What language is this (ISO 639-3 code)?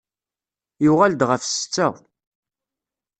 kab